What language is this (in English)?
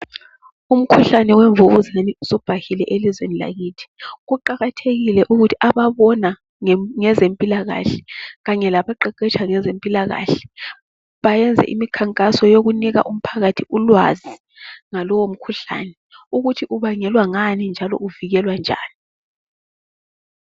North Ndebele